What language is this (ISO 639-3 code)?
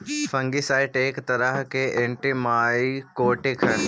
mag